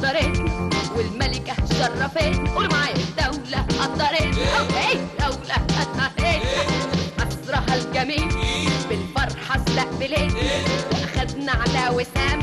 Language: Arabic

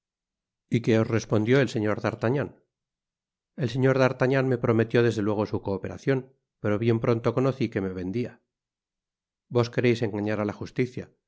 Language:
Spanish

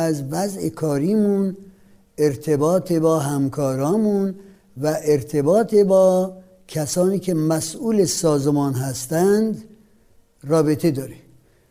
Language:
Persian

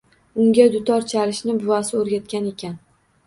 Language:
Uzbek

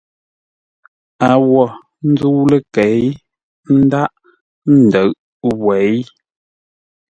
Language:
Ngombale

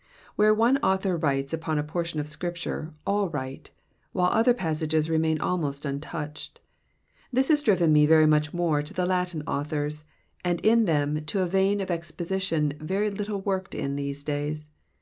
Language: English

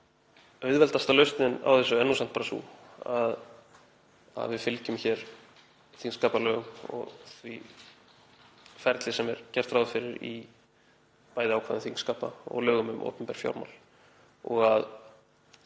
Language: Icelandic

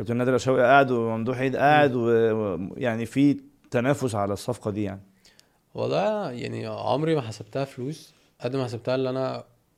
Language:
Arabic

